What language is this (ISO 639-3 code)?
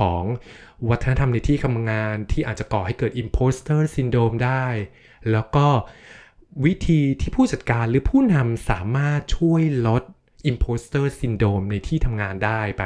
tha